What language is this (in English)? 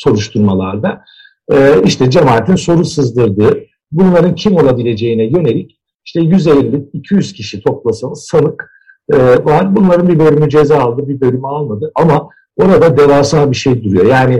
Turkish